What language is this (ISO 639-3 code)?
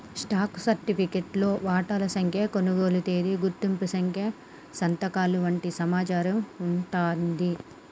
tel